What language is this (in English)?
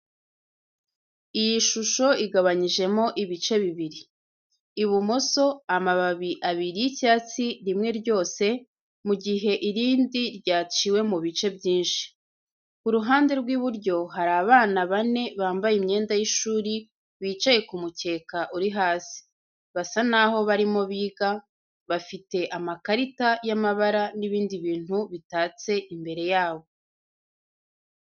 Kinyarwanda